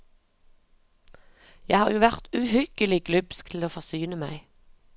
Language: Norwegian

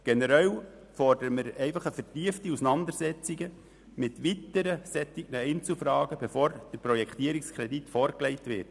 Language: Swiss German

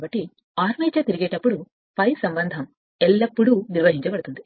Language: Telugu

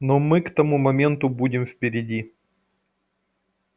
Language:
Russian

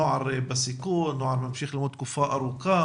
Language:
Hebrew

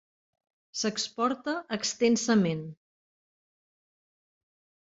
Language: Catalan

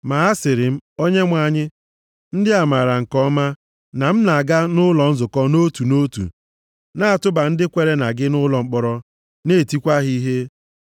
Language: Igbo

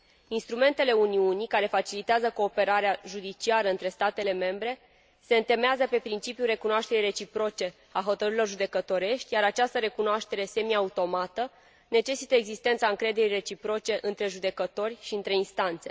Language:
Romanian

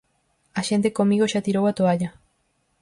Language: Galician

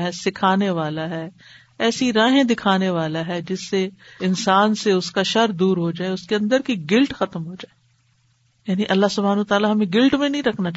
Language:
Urdu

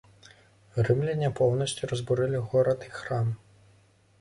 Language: Belarusian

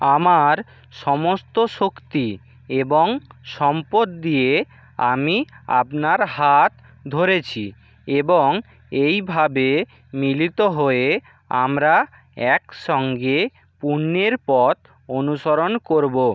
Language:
Bangla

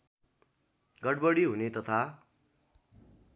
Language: Nepali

